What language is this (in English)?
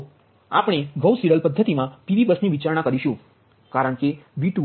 Gujarati